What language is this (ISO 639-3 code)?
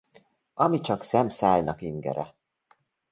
hun